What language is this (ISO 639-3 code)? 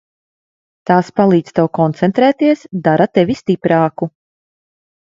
lav